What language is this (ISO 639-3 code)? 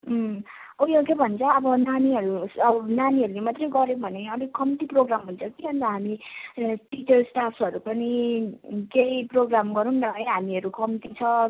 nep